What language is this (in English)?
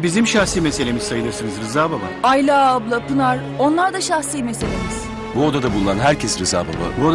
Turkish